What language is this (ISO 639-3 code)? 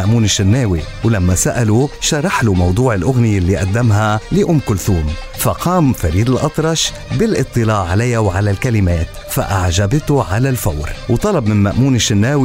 ara